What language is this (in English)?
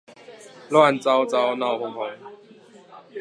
Chinese